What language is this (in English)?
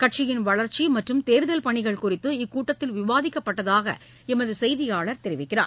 Tamil